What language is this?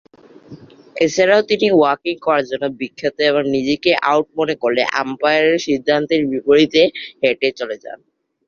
Bangla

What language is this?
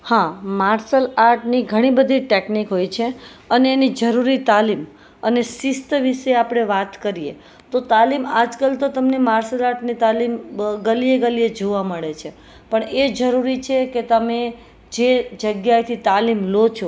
Gujarati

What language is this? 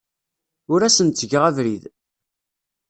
Kabyle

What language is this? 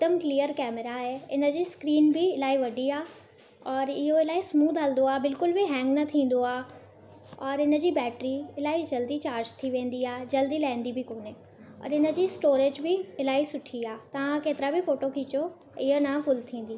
Sindhi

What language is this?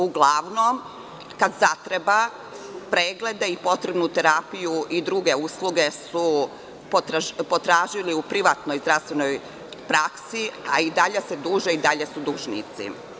Serbian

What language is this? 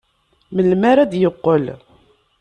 Kabyle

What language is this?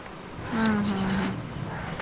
Kannada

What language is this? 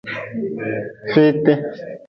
Nawdm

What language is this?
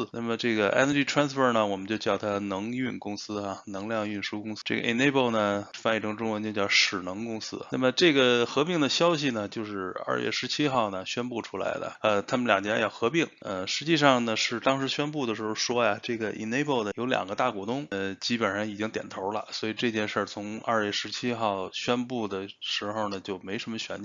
Chinese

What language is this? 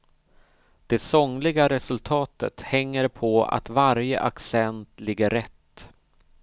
Swedish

